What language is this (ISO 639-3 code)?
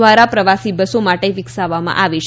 guj